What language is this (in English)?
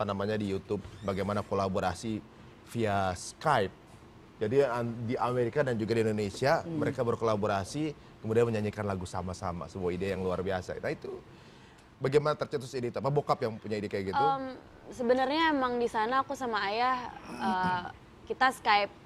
Indonesian